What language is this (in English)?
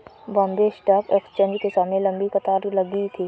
Hindi